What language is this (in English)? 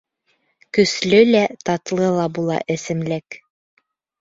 Bashkir